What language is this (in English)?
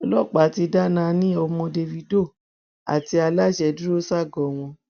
Yoruba